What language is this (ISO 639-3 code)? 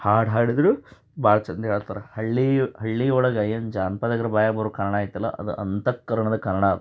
kan